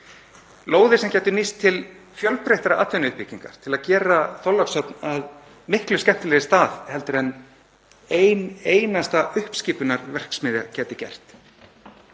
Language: Icelandic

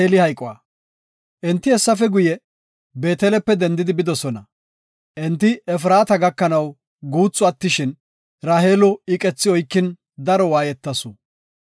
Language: Gofa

